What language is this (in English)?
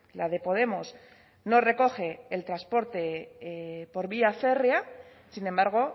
Spanish